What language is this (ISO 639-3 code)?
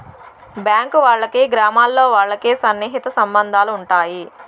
tel